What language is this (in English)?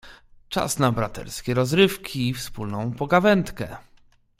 Polish